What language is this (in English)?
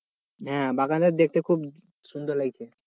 Bangla